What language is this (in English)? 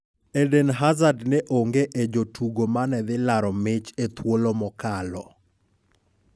Luo (Kenya and Tanzania)